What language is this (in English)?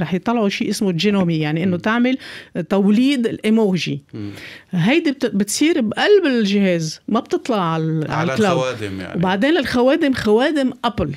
Arabic